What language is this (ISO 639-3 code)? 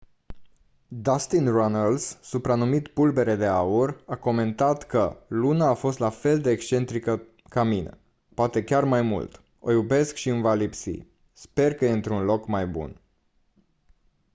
ron